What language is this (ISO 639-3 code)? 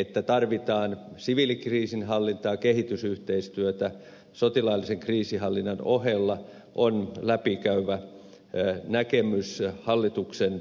fin